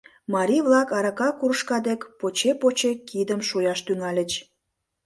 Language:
Mari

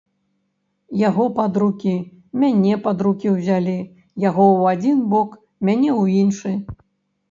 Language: Belarusian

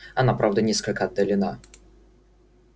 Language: Russian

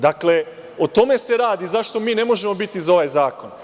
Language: Serbian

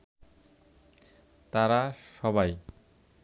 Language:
Bangla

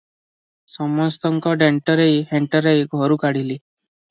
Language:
Odia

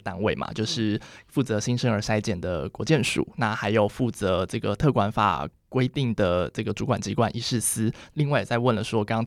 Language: Chinese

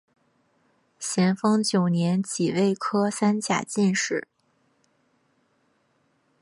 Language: Chinese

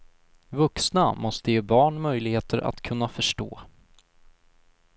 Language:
Swedish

